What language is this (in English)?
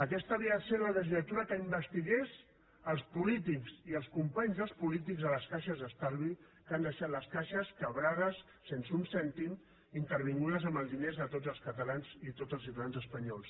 Catalan